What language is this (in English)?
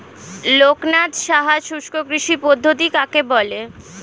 Bangla